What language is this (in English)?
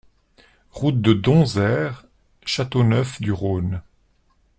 French